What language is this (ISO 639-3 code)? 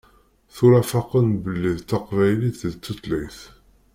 kab